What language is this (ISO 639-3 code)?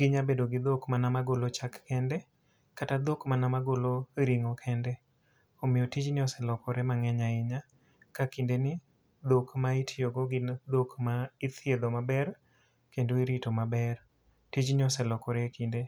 luo